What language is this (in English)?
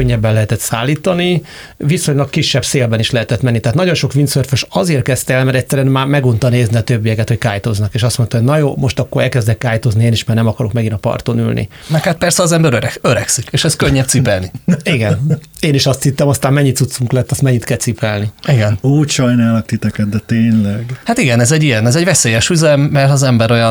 Hungarian